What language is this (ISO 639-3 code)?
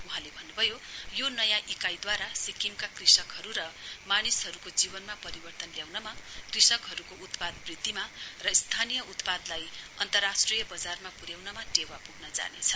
nep